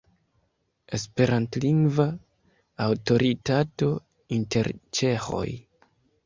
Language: Esperanto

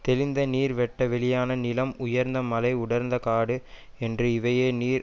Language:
Tamil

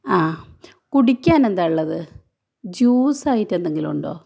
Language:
Malayalam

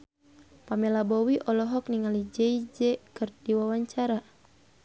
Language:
Sundanese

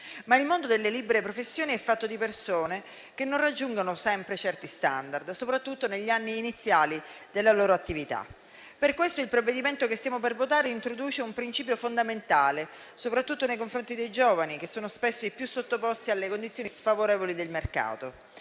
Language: Italian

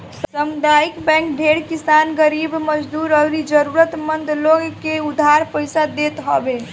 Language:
Bhojpuri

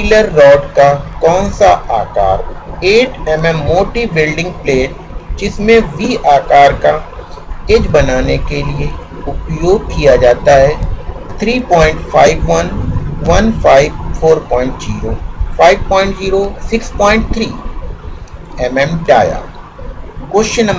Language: Hindi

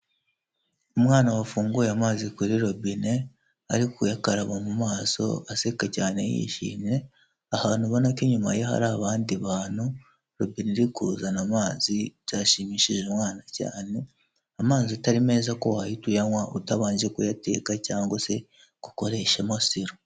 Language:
Kinyarwanda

